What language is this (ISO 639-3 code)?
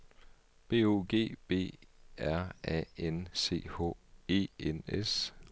dan